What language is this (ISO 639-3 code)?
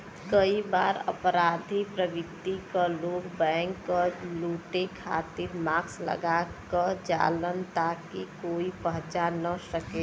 bho